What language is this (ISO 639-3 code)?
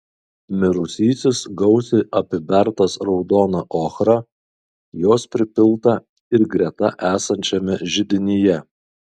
lit